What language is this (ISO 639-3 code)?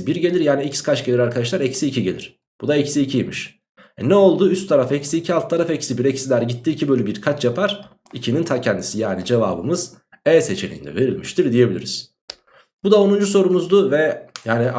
tur